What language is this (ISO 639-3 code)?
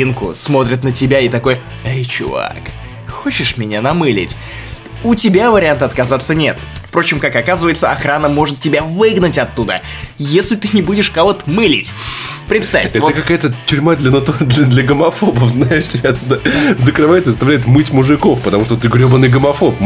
rus